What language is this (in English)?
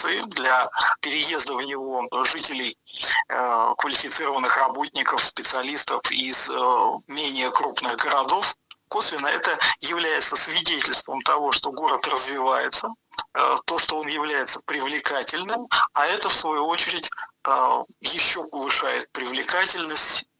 Russian